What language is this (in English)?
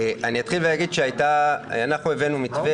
Hebrew